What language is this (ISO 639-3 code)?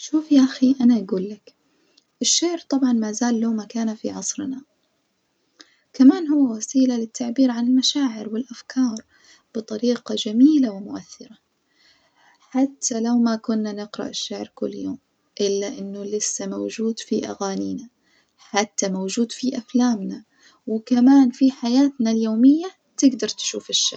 ars